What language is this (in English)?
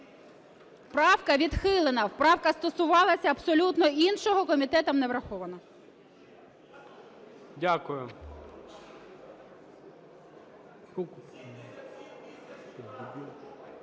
Ukrainian